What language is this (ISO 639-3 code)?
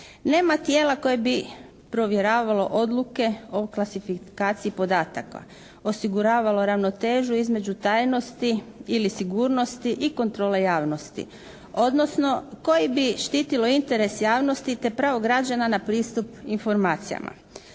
hrv